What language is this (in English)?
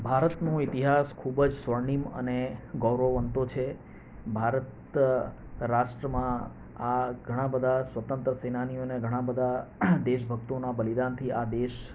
Gujarati